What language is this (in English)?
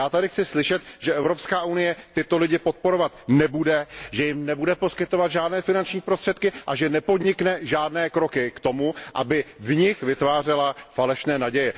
Czech